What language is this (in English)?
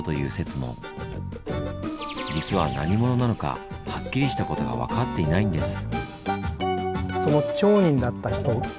Japanese